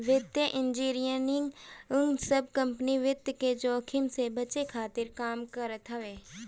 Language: Bhojpuri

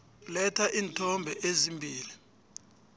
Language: South Ndebele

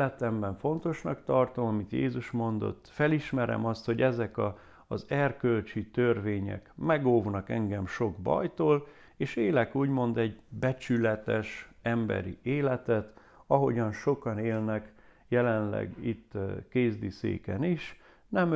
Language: Hungarian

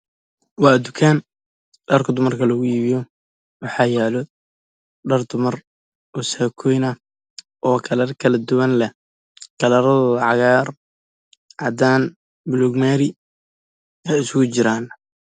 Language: Somali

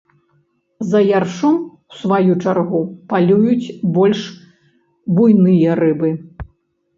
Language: Belarusian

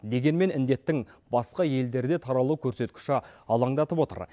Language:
Kazakh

